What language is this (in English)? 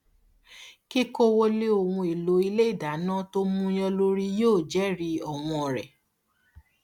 Yoruba